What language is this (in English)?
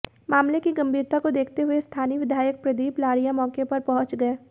Hindi